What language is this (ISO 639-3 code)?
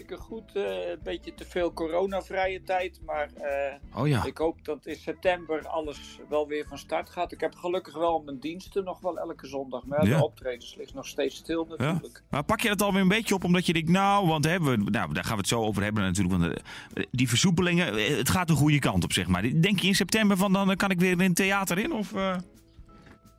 nld